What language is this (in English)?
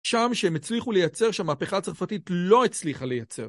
Hebrew